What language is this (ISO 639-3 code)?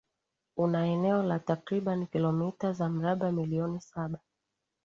swa